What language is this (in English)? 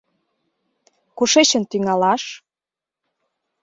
Mari